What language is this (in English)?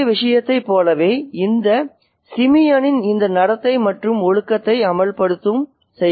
Tamil